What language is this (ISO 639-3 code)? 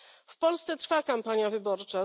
pol